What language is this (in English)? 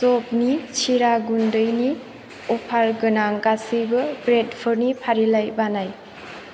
Bodo